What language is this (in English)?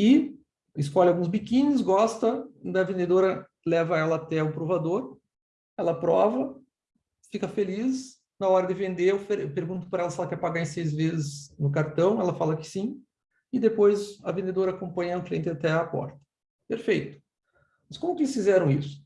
Portuguese